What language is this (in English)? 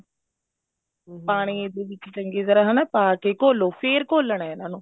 Punjabi